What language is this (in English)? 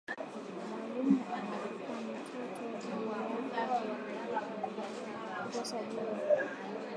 Swahili